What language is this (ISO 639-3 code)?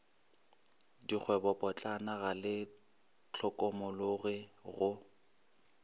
nso